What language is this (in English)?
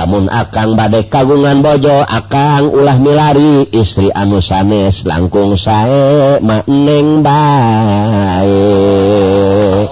Indonesian